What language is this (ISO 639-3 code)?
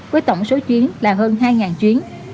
vie